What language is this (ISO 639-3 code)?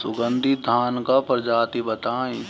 bho